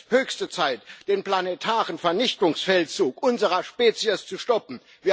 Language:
German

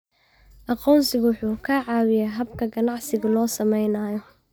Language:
Somali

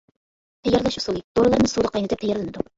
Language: Uyghur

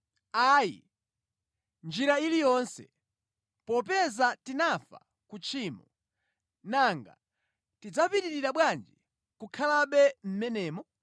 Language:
Nyanja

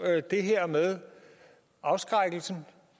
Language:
Danish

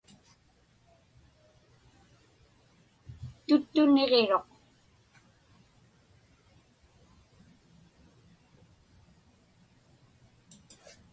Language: Inupiaq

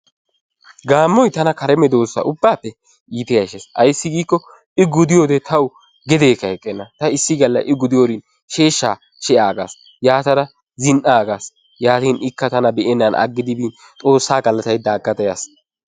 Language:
Wolaytta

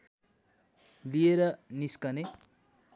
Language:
Nepali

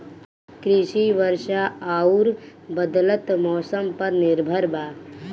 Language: Bhojpuri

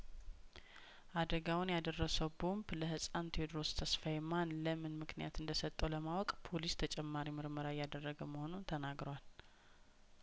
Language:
Amharic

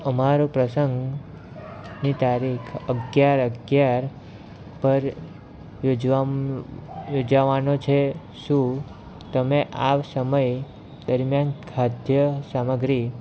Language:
Gujarati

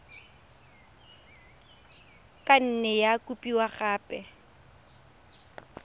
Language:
Tswana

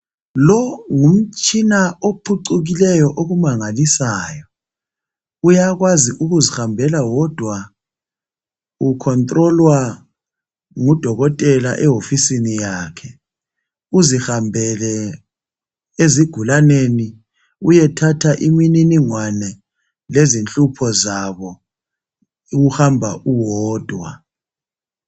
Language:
North Ndebele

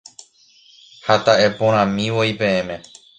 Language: Guarani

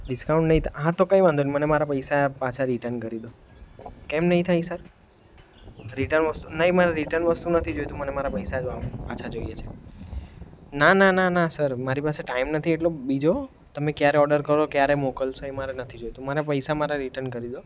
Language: Gujarati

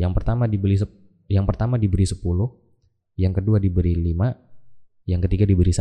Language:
Indonesian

